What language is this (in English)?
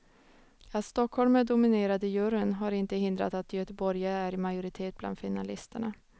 Swedish